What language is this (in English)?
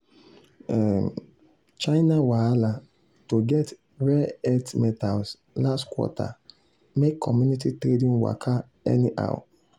Nigerian Pidgin